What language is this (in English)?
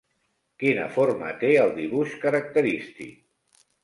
Catalan